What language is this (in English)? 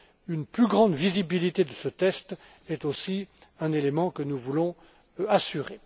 French